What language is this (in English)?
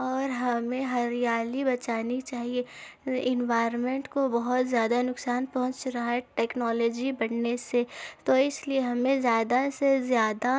Urdu